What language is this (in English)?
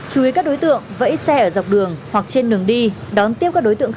Vietnamese